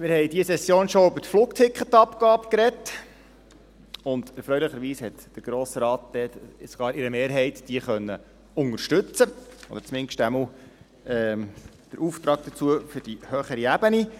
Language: Swiss German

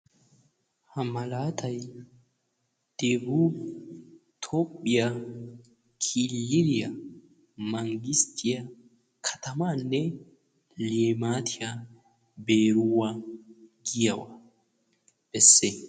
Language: Wolaytta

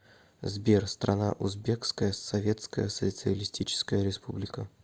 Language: Russian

